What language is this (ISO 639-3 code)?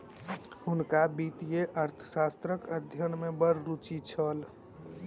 mai